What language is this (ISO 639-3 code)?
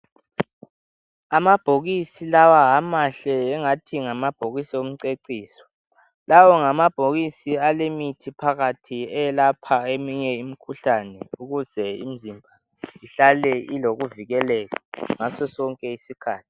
nde